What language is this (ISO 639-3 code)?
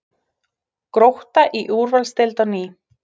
isl